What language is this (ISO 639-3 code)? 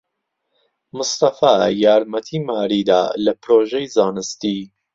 ckb